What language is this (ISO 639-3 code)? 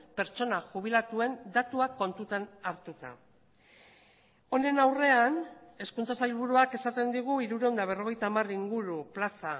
eus